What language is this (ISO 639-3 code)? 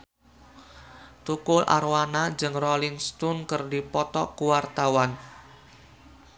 sun